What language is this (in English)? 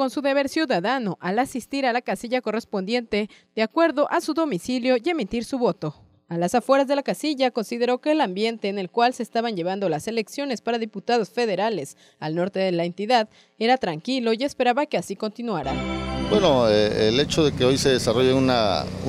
Spanish